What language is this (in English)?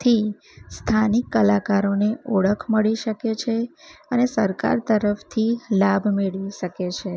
Gujarati